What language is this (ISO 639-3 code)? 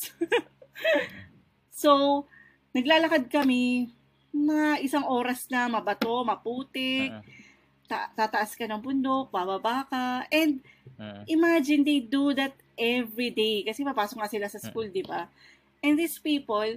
fil